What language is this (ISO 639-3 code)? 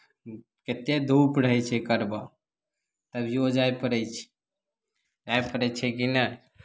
mai